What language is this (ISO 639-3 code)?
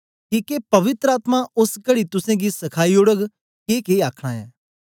doi